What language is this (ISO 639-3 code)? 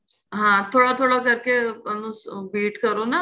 pan